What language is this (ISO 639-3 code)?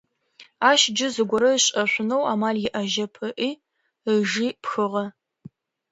ady